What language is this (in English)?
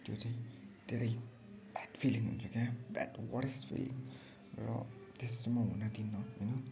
Nepali